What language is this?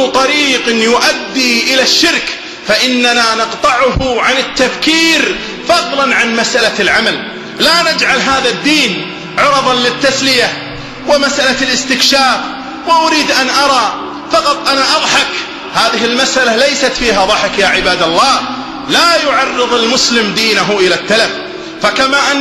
Arabic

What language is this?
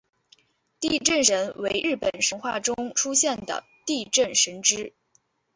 Chinese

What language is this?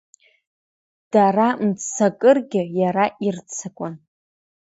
Abkhazian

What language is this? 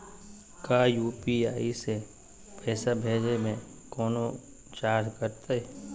Magahi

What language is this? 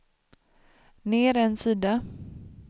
Swedish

